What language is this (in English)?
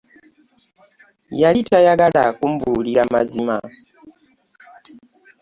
Ganda